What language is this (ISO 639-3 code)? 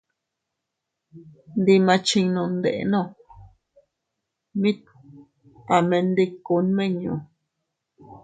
cut